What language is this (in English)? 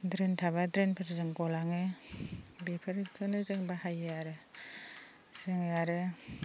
Bodo